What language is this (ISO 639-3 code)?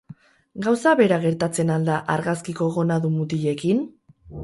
eus